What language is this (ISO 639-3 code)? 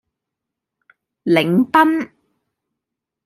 yue